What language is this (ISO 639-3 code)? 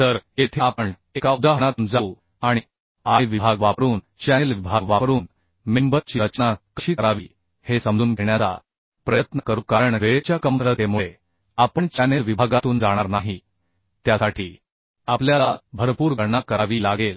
mar